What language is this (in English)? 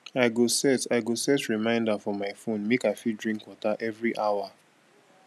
Nigerian Pidgin